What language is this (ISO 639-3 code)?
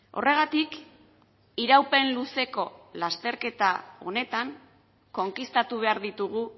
eus